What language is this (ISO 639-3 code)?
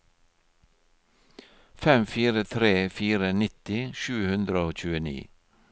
nor